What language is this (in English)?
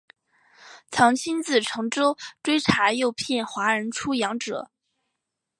Chinese